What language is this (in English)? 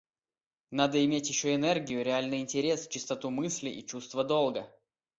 Russian